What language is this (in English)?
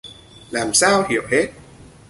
Vietnamese